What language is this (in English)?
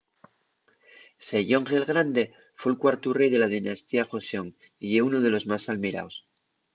Asturian